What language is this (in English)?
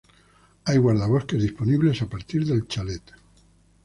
Spanish